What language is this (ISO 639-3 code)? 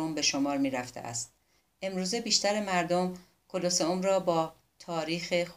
fas